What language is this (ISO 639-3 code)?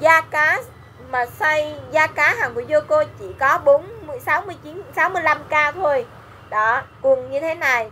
vie